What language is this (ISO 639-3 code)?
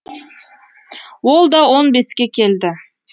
kaz